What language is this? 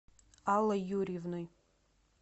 Russian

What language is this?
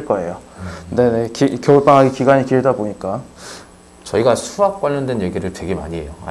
Korean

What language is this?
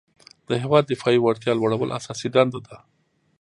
Pashto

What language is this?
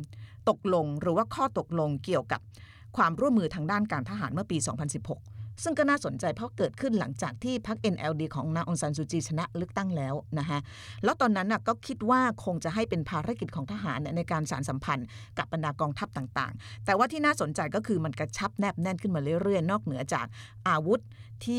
Thai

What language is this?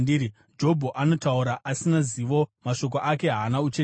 Shona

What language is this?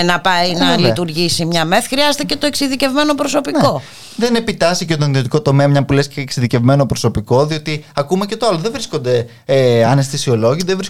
Greek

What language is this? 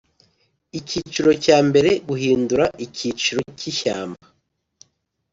Kinyarwanda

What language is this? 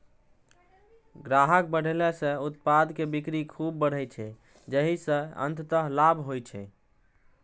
Maithili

